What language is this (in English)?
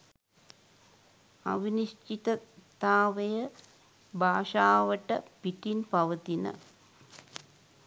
Sinhala